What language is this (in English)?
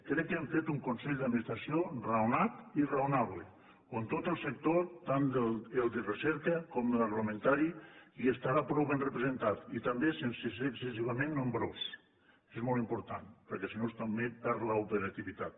Catalan